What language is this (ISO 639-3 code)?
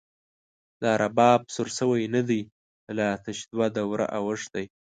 pus